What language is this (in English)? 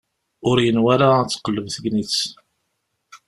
Kabyle